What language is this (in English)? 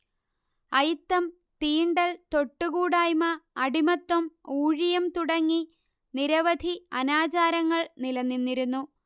Malayalam